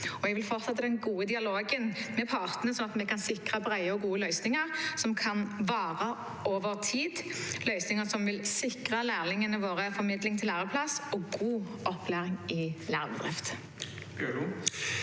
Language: Norwegian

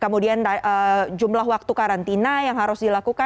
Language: Indonesian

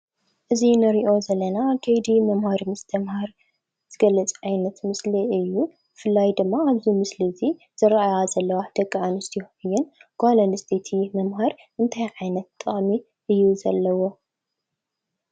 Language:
Tigrinya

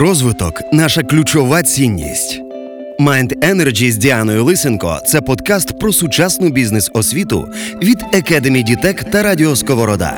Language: Ukrainian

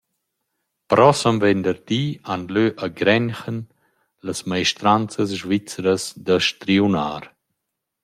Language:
Romansh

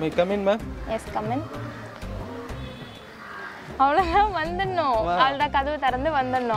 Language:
Korean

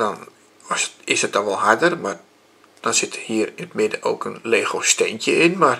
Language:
Dutch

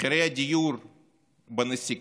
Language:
Hebrew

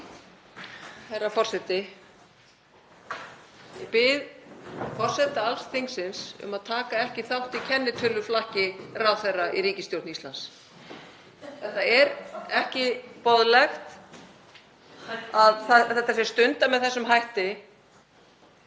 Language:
Icelandic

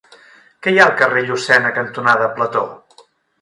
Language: Catalan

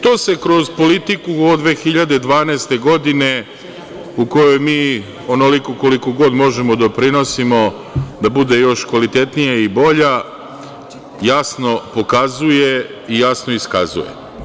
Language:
Serbian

